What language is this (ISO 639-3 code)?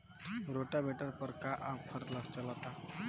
bho